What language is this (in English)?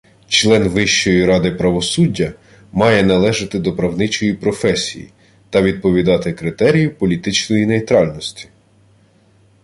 Ukrainian